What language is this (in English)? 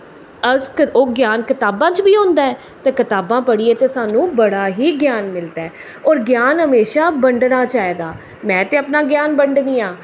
Dogri